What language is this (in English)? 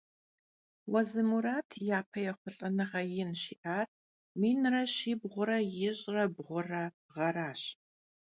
Kabardian